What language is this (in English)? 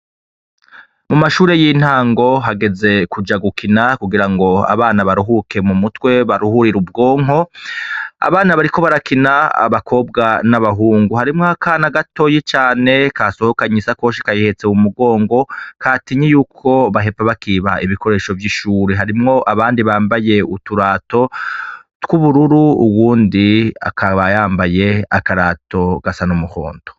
Rundi